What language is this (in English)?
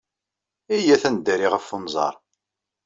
Kabyle